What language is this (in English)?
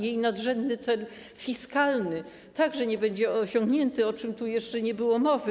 Polish